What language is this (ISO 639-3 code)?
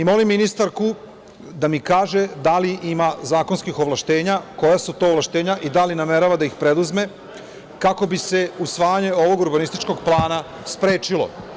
srp